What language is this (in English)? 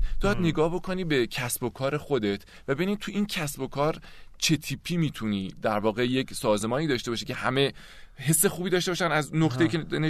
Persian